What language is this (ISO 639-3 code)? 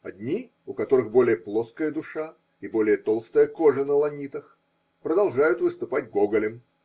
rus